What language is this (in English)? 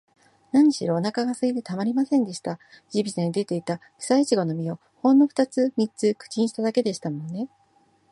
Japanese